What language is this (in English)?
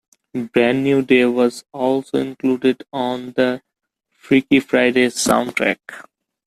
English